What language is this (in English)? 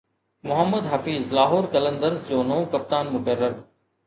Sindhi